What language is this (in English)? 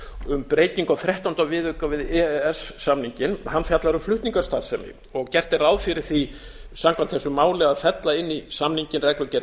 Icelandic